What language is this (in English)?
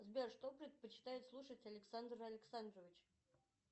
Russian